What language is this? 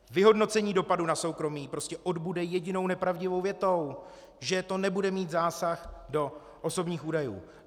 Czech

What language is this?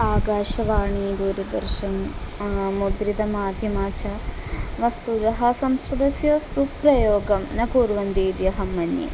Sanskrit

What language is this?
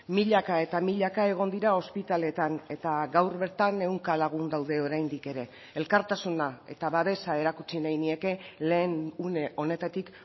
Basque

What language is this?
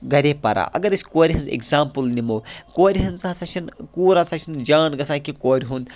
Kashmiri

